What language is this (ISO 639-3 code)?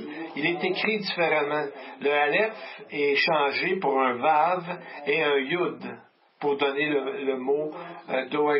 fra